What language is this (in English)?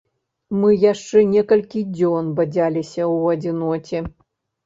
Belarusian